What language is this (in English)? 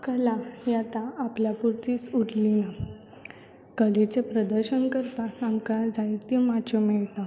Konkani